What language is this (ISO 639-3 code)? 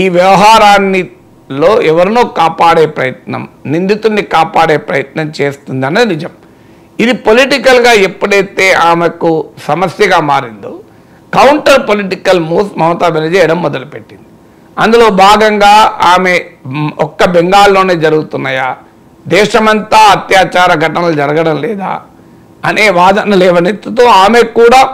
tel